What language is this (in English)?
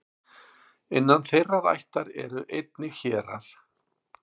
Icelandic